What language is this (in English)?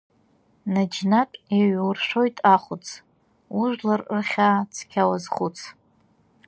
Abkhazian